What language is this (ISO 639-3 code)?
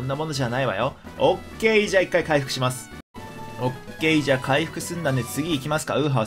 jpn